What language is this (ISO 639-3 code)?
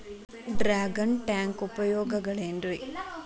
kan